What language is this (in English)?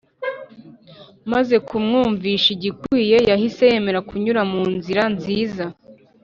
Kinyarwanda